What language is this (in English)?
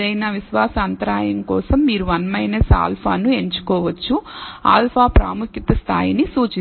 Telugu